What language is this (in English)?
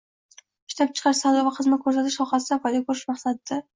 Uzbek